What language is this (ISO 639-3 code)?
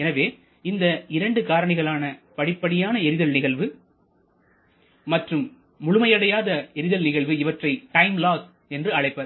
tam